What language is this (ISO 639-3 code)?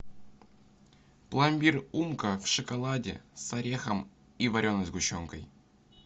rus